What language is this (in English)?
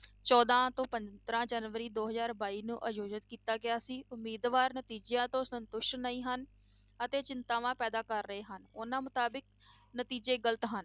Punjabi